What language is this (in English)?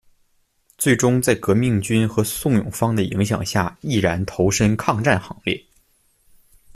Chinese